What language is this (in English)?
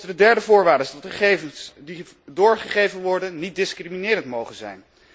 Dutch